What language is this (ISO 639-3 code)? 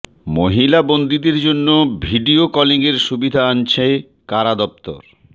ben